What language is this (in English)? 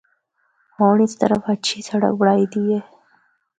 Northern Hindko